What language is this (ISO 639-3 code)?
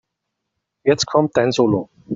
deu